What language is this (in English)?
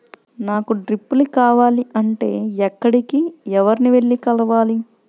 Telugu